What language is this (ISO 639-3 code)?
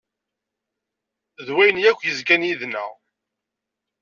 kab